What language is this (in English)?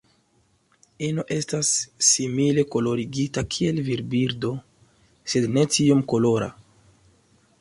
Esperanto